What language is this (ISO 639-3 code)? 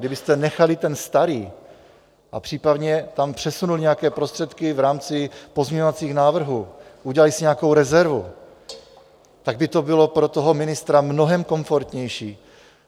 ces